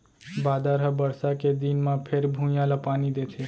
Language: Chhattisgarhi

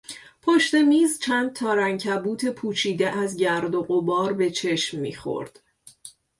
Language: Persian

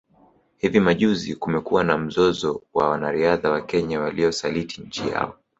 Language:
Swahili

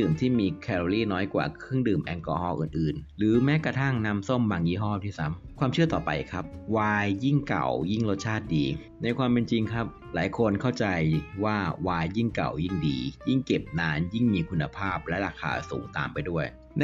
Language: Thai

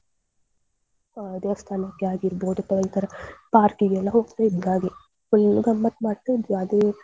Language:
Kannada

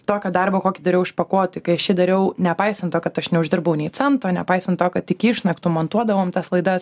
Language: Lithuanian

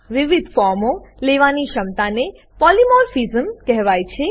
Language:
Gujarati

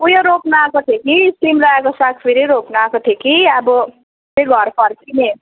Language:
Nepali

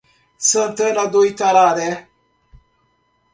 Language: Portuguese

